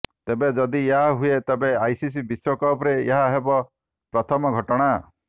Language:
Odia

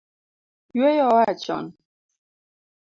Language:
Luo (Kenya and Tanzania)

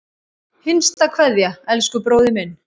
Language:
Icelandic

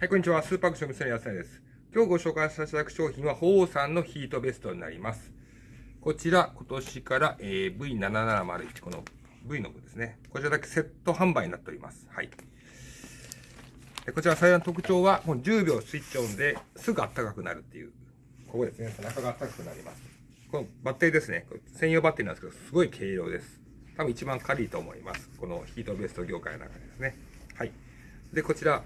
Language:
Japanese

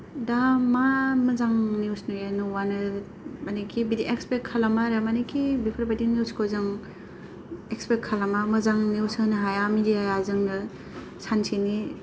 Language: Bodo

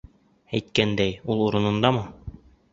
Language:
Bashkir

